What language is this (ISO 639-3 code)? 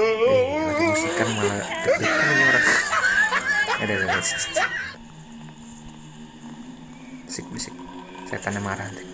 ind